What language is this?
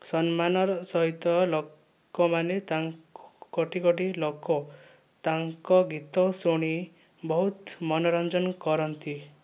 Odia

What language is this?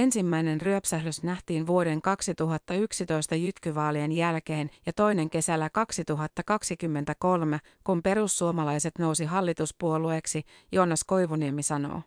Finnish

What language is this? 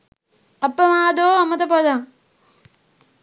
Sinhala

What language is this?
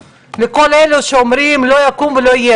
Hebrew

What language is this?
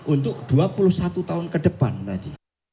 Indonesian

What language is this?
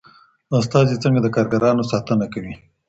Pashto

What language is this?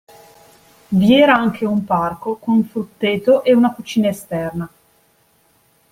Italian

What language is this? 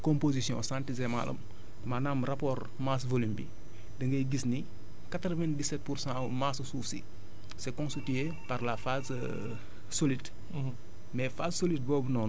Wolof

